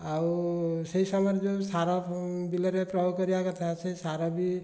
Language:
Odia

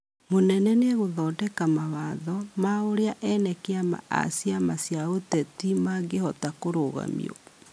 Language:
Kikuyu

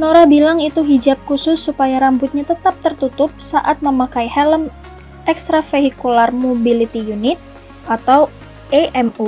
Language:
Indonesian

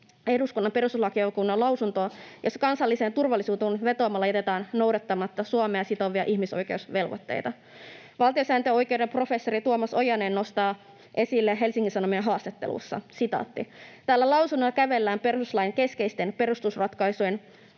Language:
Finnish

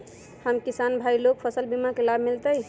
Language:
Magahi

